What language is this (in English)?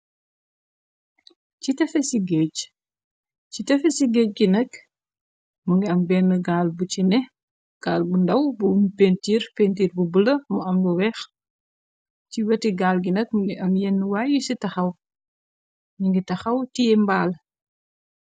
Wolof